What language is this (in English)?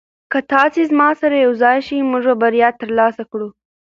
Pashto